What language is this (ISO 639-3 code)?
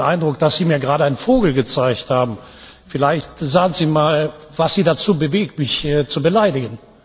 deu